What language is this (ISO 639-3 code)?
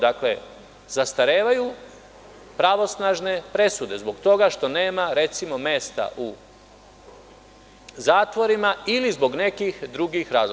srp